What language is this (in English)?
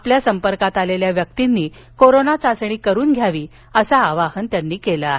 Marathi